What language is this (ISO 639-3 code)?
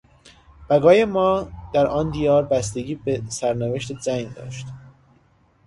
fas